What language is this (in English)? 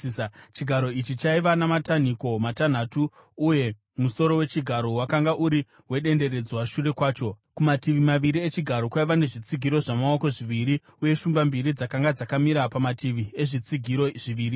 Shona